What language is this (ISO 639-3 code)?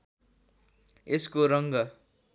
nep